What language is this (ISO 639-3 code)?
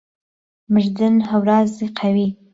ckb